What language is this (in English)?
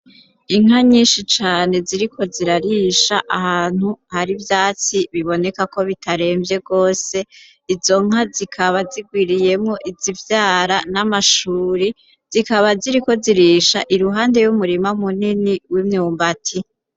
Rundi